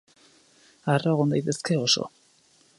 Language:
Basque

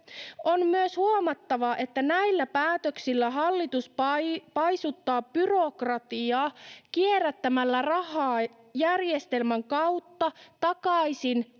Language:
Finnish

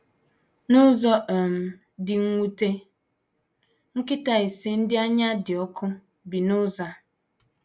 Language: Igbo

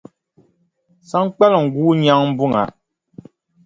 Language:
Dagbani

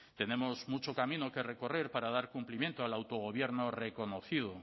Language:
Spanish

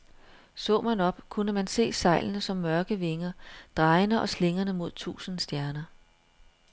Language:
Danish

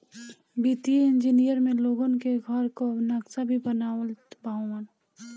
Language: Bhojpuri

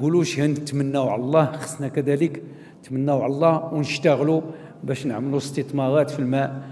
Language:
Arabic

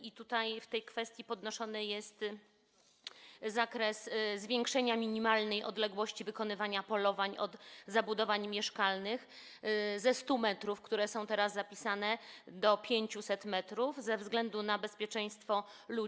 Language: Polish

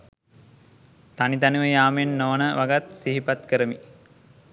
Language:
Sinhala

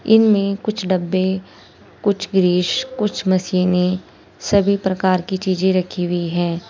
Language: Hindi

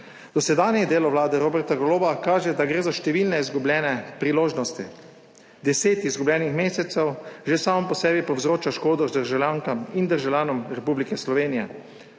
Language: Slovenian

